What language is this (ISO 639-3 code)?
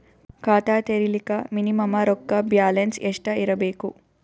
kan